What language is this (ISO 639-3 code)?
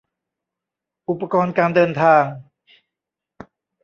tha